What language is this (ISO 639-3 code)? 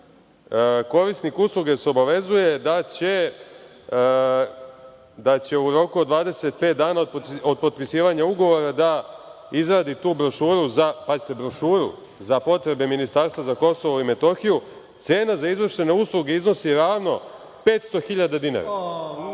srp